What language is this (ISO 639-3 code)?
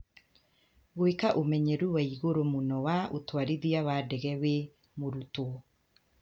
kik